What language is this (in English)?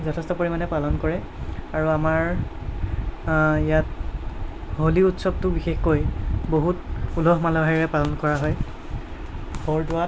Assamese